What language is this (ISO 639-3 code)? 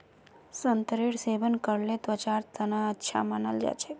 mag